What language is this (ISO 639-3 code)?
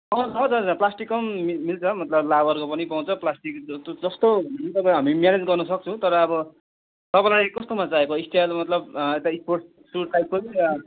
nep